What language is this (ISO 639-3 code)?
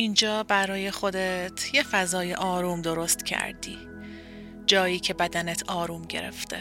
fas